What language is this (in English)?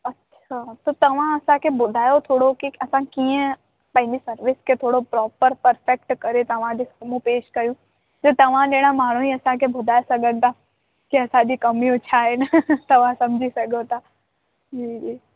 Sindhi